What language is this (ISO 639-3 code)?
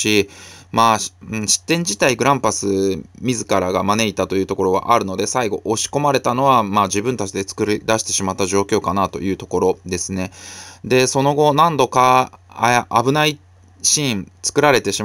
jpn